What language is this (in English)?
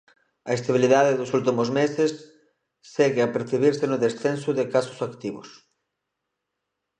Galician